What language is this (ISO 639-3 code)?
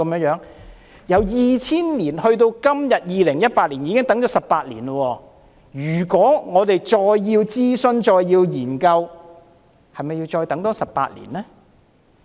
yue